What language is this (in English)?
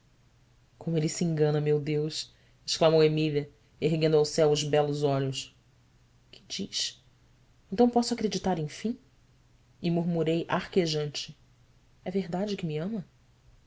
Portuguese